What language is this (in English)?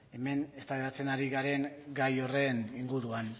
Basque